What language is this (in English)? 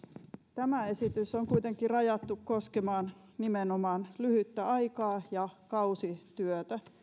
Finnish